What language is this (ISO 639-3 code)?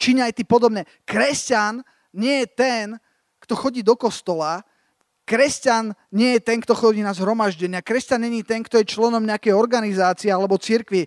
slk